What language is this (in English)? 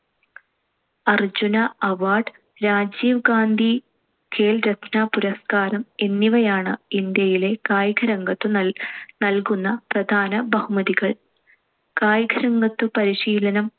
Malayalam